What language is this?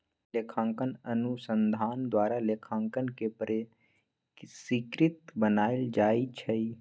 Magahi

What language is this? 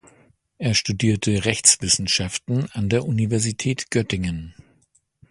German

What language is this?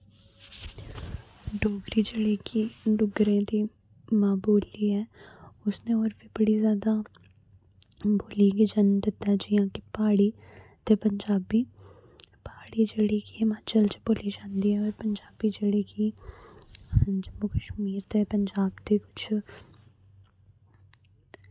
Dogri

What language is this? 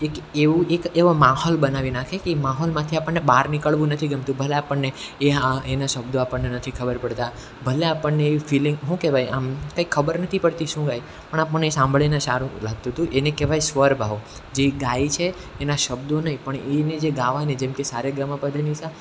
Gujarati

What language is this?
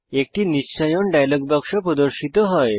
Bangla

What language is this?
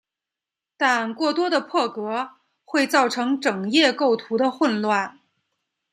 Chinese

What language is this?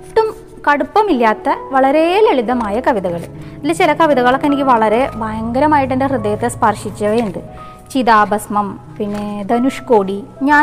Malayalam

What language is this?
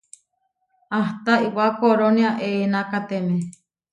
Huarijio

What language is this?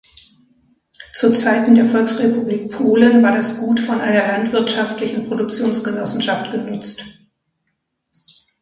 German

